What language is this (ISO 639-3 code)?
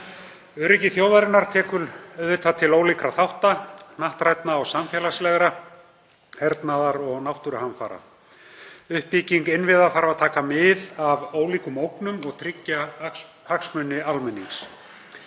isl